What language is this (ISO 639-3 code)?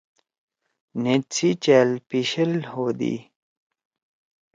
trw